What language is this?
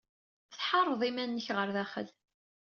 Kabyle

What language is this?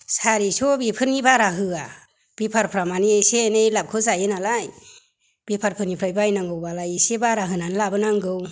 Bodo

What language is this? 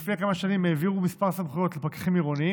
Hebrew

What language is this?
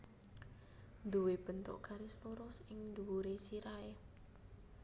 Javanese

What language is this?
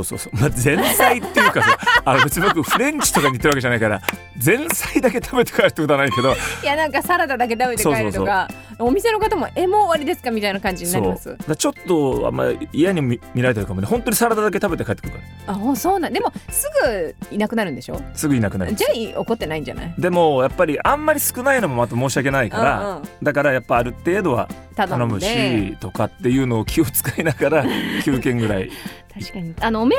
Japanese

